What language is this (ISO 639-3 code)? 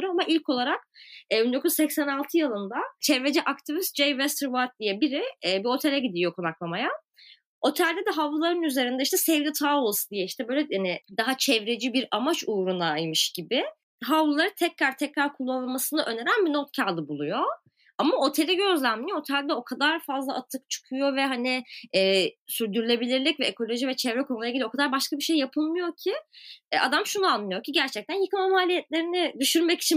tur